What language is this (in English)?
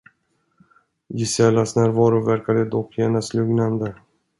Swedish